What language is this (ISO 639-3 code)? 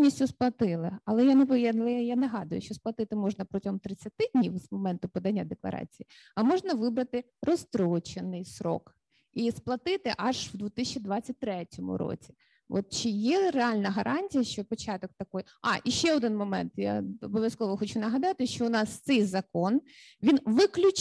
ukr